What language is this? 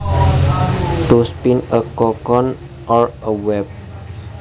Javanese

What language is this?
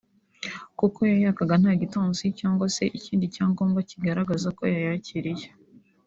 Kinyarwanda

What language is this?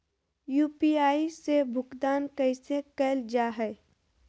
Magahi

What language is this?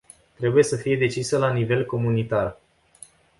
Romanian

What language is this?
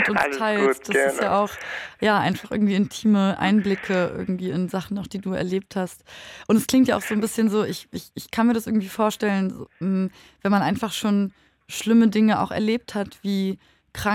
German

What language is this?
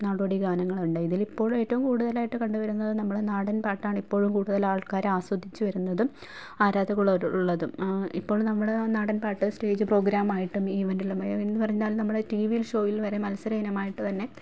Malayalam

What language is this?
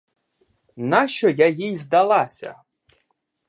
Ukrainian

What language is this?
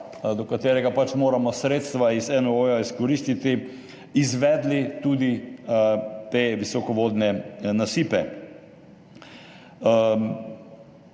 Slovenian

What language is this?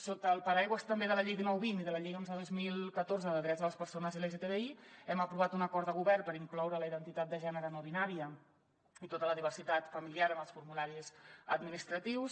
Catalan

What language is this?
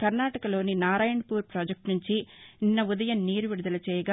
Telugu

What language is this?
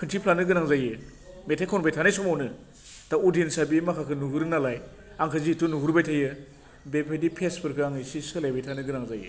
Bodo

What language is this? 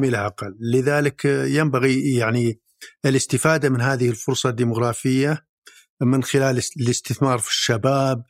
Arabic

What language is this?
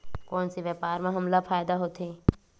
Chhattisgarhi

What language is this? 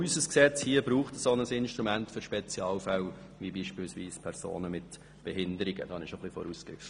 Swiss German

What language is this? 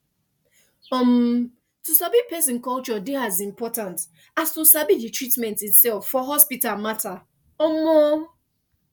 Nigerian Pidgin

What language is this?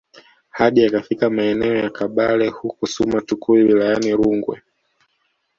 Swahili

